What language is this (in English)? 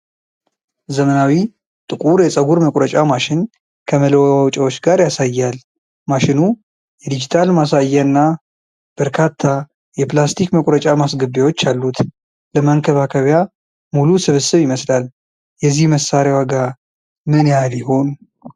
Amharic